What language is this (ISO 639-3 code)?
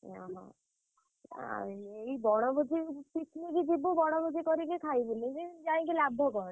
ori